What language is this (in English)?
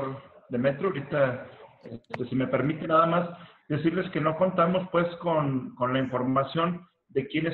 Spanish